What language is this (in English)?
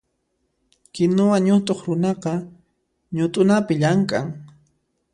Puno Quechua